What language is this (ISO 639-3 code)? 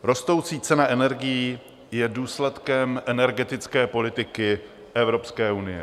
ces